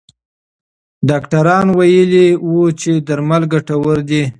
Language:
Pashto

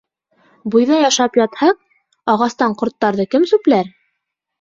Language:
Bashkir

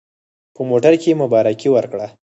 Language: Pashto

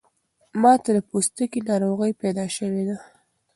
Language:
Pashto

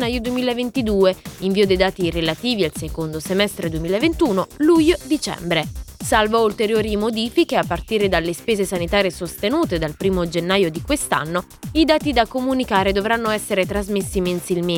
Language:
Italian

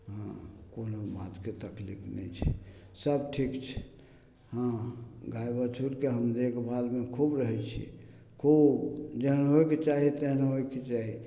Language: Maithili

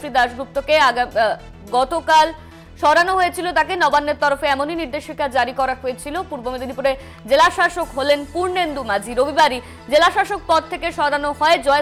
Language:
Bangla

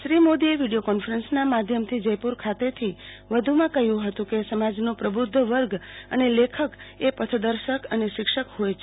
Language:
Gujarati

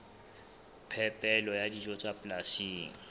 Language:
Southern Sotho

